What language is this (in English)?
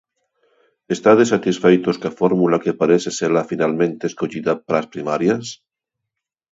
Galician